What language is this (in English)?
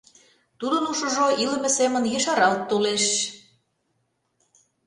Mari